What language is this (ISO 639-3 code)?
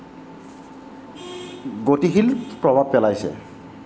asm